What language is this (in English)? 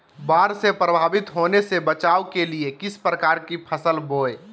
Magahi